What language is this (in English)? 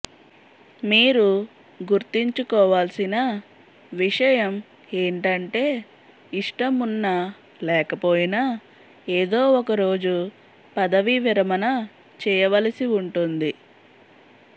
Telugu